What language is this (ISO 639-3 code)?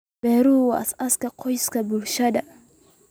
som